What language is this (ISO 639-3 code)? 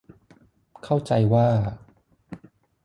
tha